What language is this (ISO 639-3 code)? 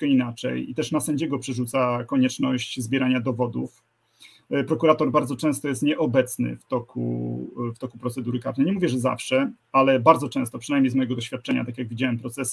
pol